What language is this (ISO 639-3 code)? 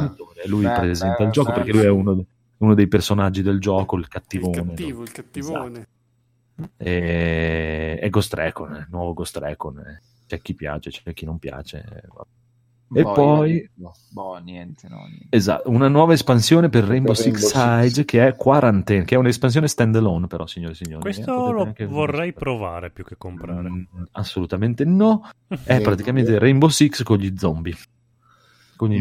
ita